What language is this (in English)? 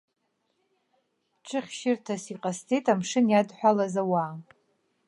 Abkhazian